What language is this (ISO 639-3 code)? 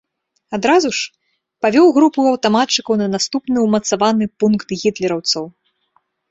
bel